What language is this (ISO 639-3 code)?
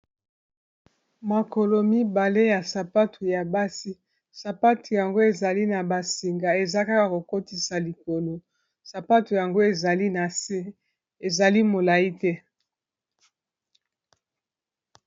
lin